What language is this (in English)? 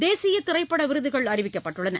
Tamil